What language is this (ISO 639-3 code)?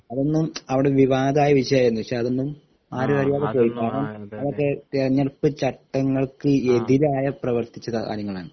mal